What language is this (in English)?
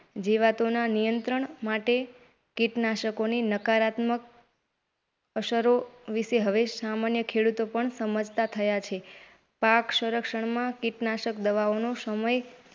Gujarati